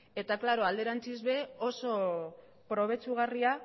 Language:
Basque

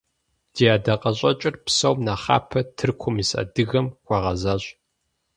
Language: Kabardian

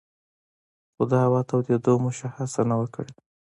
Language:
Pashto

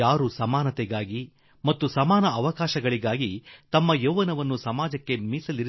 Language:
Kannada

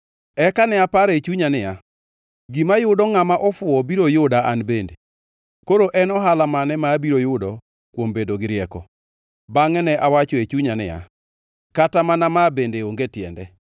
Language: Luo (Kenya and Tanzania)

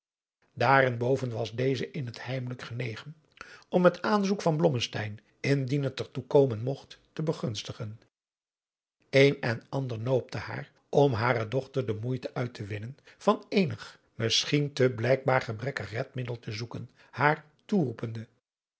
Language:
Dutch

